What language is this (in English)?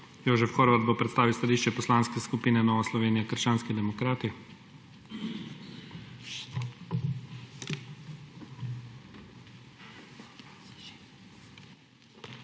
Slovenian